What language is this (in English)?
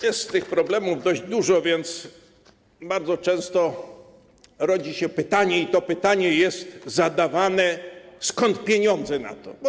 Polish